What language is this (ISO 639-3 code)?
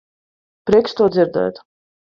lav